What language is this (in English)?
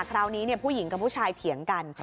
Thai